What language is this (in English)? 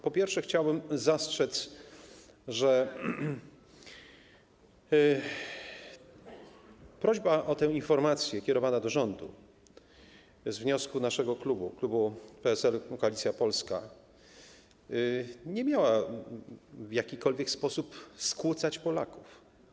Polish